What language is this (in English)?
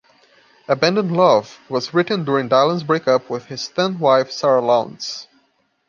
English